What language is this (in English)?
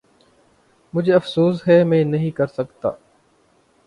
Urdu